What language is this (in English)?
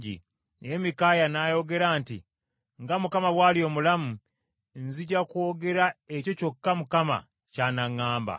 Ganda